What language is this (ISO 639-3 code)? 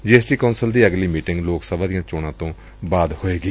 pan